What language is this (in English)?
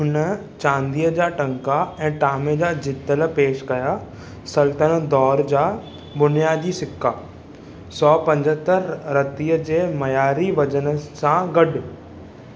Sindhi